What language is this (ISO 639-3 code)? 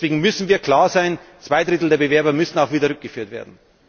deu